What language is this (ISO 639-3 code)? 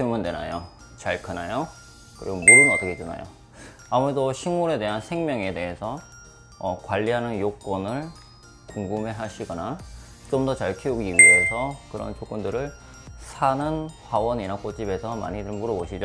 kor